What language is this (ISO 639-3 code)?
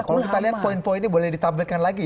ind